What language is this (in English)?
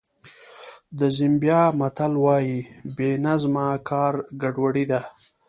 Pashto